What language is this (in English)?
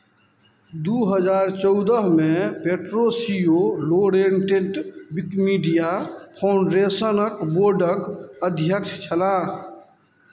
Maithili